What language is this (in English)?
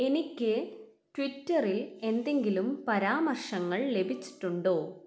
Malayalam